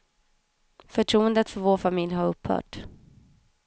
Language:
Swedish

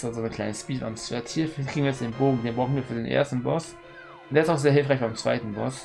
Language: German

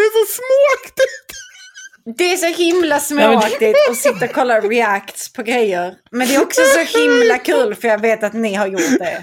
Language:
Swedish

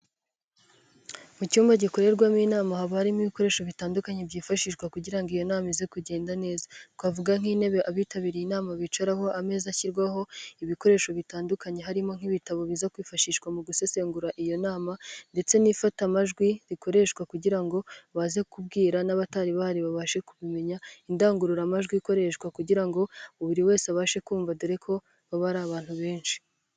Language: Kinyarwanda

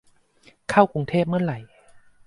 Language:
Thai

